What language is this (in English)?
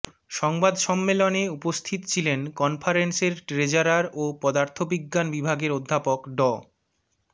Bangla